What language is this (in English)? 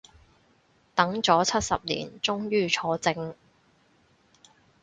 Cantonese